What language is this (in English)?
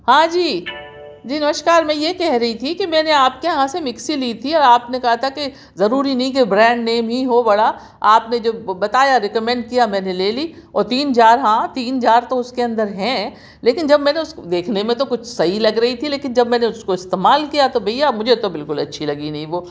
Urdu